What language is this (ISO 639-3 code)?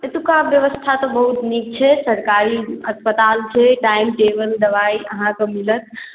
mai